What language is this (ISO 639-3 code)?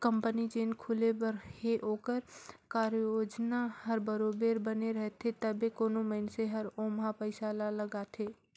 hne